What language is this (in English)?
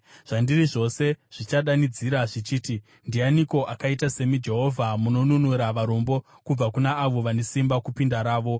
Shona